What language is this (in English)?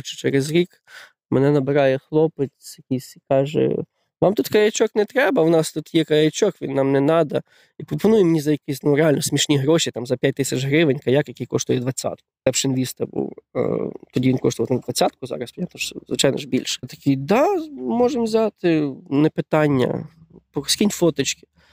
Ukrainian